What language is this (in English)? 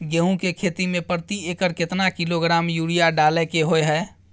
Maithili